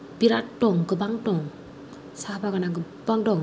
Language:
Bodo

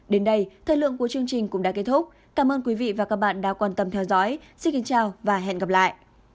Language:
Vietnamese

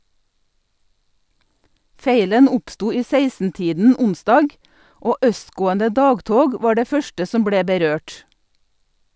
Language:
Norwegian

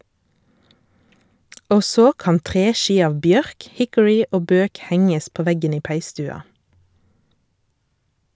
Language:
Norwegian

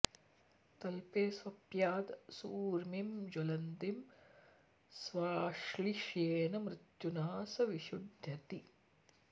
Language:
Sanskrit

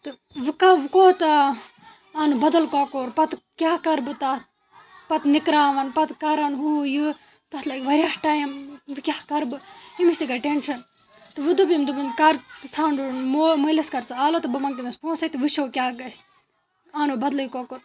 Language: Kashmiri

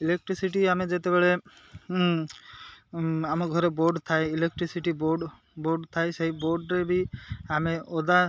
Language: Odia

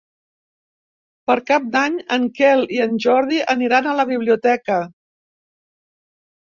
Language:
Catalan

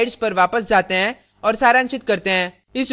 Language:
Hindi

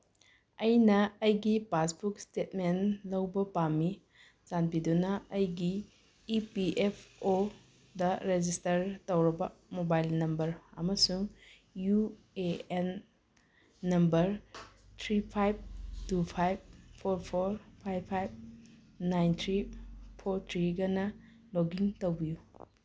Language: Manipuri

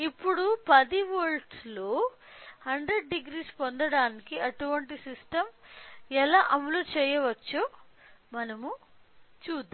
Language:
Telugu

